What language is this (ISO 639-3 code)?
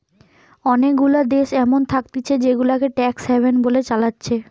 ben